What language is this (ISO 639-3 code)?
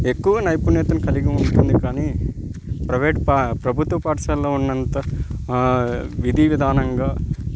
tel